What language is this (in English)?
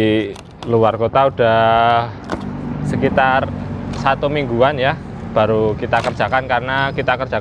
Indonesian